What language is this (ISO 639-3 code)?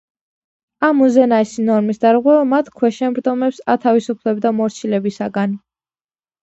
kat